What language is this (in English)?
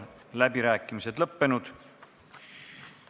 Estonian